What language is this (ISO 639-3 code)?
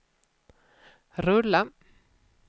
swe